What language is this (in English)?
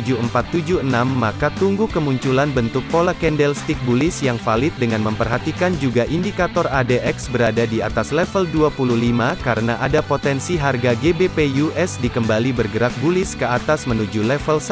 Indonesian